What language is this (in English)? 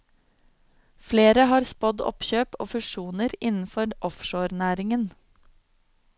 Norwegian